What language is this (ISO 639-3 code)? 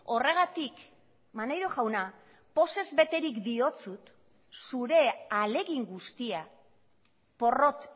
eus